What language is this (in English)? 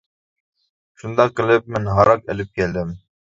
Uyghur